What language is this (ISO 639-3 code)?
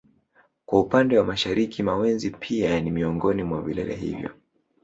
swa